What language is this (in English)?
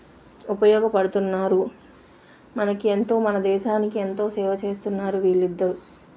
Telugu